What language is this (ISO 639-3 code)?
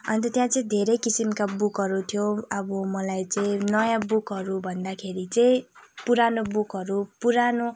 nep